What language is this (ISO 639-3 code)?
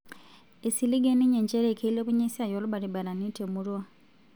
mas